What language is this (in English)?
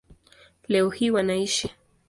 Swahili